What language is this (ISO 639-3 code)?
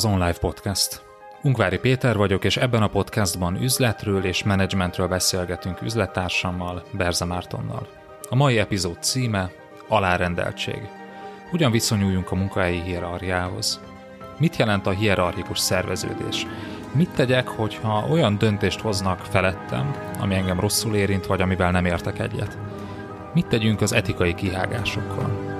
hun